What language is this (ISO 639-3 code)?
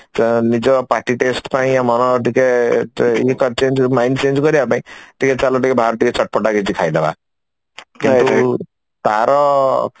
ori